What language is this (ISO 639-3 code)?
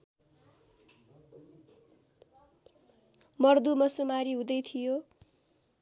nep